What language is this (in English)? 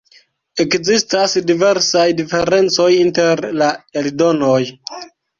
Esperanto